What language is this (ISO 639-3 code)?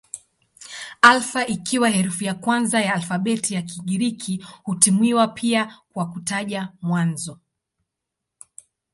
swa